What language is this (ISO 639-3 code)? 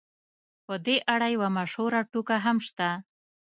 pus